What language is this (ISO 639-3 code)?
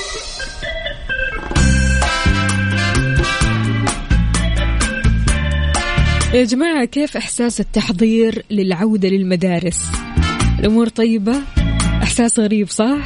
ara